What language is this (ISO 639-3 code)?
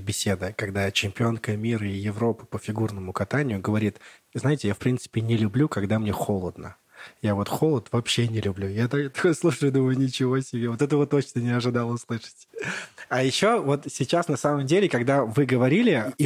rus